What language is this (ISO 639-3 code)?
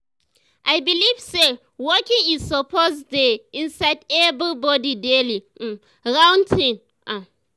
pcm